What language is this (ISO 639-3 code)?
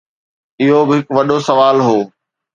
snd